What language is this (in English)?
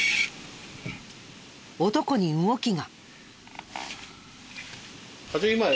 Japanese